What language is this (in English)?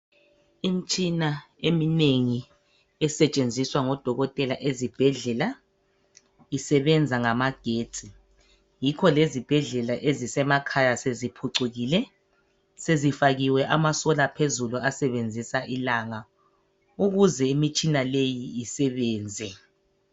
North Ndebele